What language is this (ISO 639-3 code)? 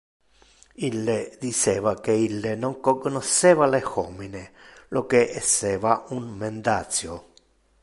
ina